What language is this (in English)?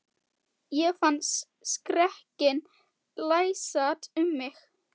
Icelandic